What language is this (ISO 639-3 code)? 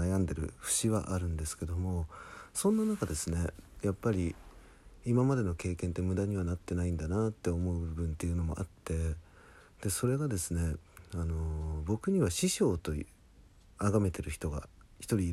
jpn